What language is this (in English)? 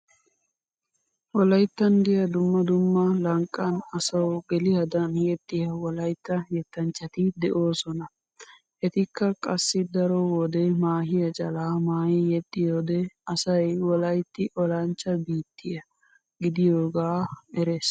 Wolaytta